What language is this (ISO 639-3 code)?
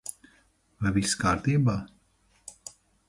lav